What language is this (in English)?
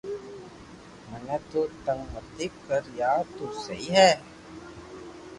Loarki